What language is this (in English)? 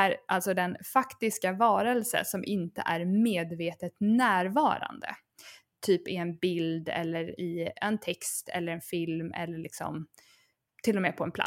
Swedish